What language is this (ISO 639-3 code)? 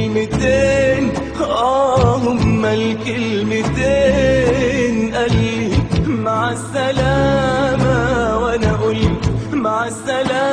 ara